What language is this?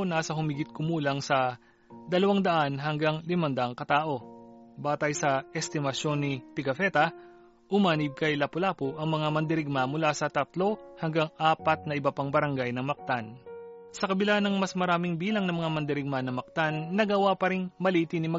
Filipino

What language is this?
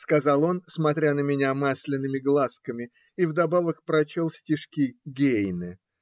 Russian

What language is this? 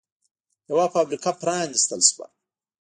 Pashto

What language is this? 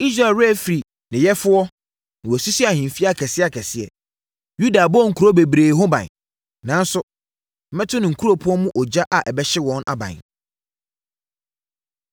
Akan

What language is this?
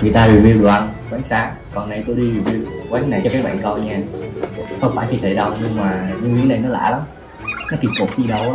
Vietnamese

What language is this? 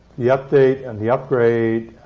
English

